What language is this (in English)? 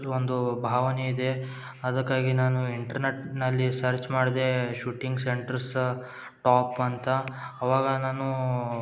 Kannada